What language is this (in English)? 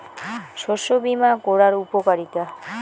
Bangla